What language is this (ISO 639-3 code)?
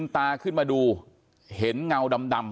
tha